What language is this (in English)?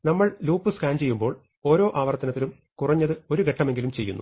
Malayalam